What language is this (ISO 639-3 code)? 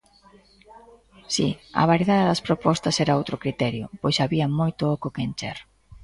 glg